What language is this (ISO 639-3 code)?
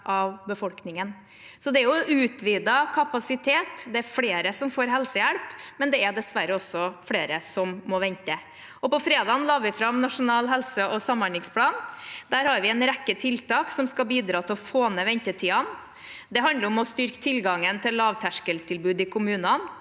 nor